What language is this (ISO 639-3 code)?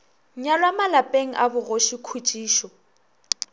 nso